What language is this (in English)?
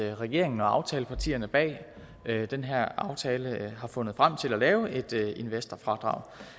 Danish